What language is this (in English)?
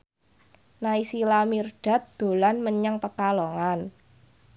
Javanese